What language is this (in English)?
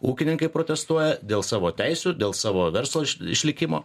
Lithuanian